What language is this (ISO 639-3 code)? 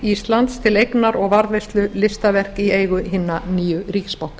isl